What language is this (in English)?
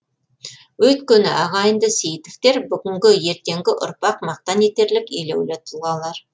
Kazakh